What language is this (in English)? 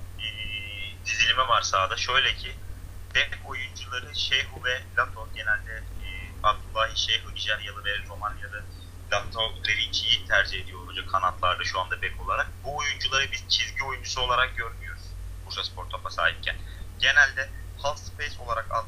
Turkish